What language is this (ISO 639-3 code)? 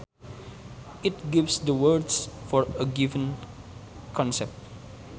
sun